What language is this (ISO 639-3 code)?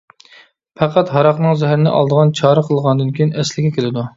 uig